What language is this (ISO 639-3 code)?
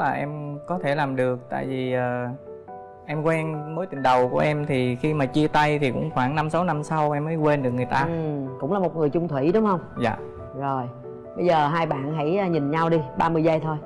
vie